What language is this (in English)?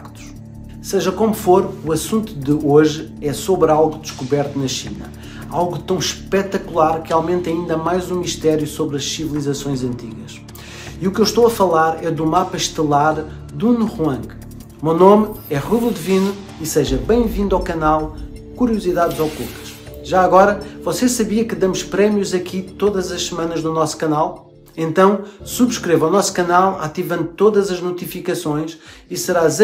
Portuguese